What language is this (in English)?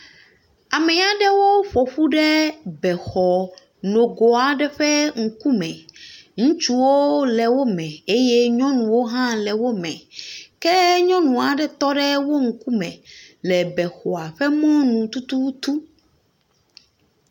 Ewe